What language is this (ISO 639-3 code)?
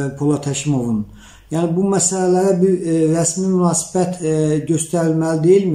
tur